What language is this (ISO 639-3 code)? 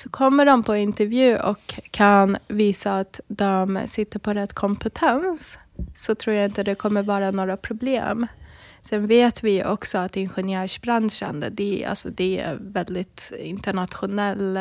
swe